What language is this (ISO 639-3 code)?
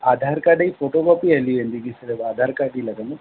snd